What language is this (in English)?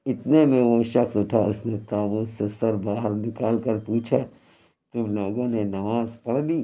Urdu